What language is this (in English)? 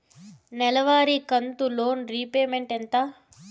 Telugu